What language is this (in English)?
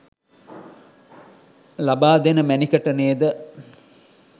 Sinhala